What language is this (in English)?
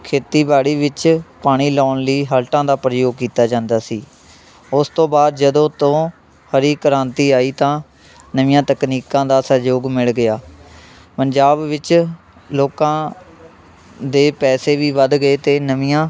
Punjabi